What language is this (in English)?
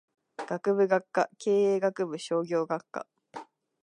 Japanese